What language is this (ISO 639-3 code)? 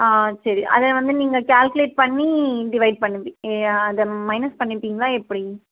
tam